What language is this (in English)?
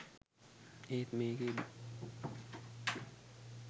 Sinhala